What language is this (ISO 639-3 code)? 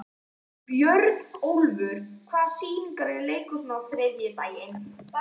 isl